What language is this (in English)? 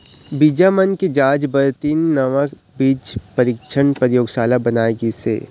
Chhattisgarhi